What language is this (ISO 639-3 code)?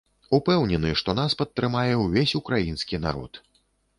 bel